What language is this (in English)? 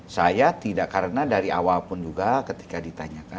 Indonesian